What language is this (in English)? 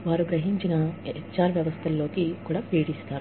Telugu